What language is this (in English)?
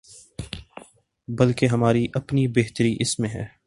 Urdu